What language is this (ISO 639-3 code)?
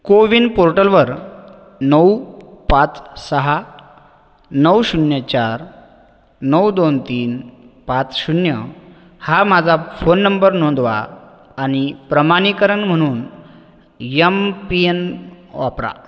mar